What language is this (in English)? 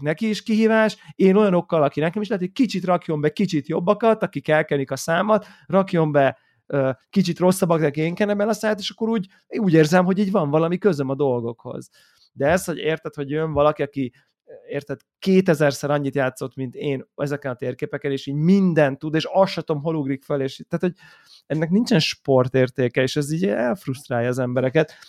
Hungarian